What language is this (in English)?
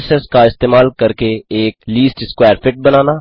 Hindi